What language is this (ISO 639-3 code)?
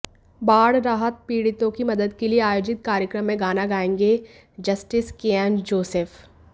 hin